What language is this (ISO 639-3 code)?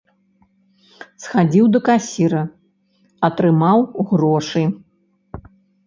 bel